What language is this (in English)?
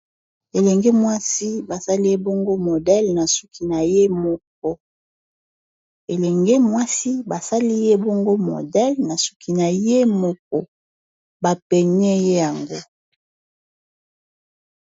Lingala